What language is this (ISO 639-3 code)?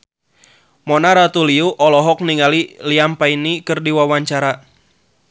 sun